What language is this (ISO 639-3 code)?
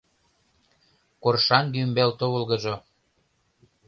chm